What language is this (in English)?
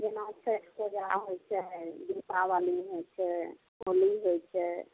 Maithili